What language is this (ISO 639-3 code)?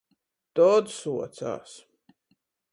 ltg